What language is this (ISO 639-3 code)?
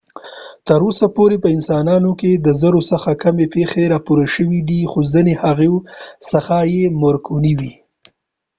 pus